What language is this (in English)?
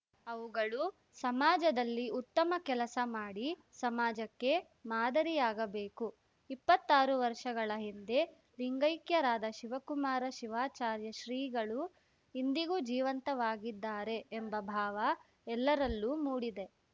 Kannada